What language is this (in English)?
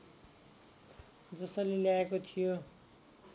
Nepali